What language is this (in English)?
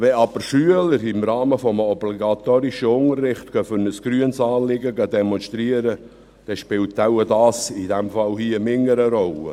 Swiss German